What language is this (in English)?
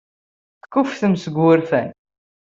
Kabyle